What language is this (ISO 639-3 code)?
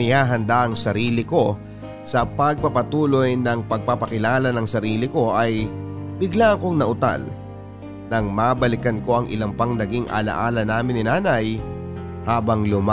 fil